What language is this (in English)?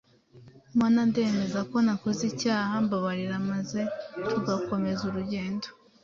Kinyarwanda